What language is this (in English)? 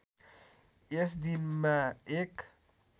Nepali